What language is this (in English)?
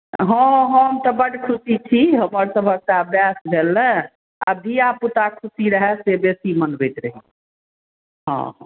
Maithili